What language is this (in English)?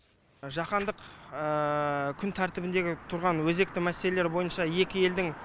Kazakh